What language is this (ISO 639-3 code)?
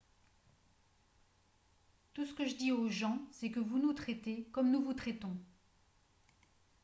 fra